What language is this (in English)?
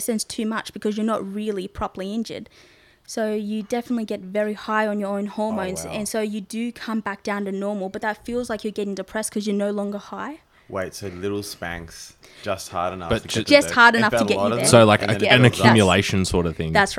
English